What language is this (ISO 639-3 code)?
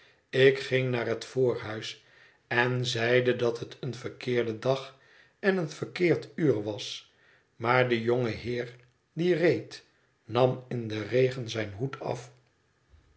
nld